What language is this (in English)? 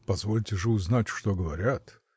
Russian